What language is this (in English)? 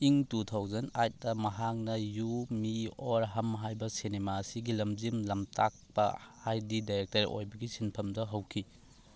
Manipuri